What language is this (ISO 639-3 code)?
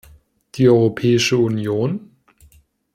deu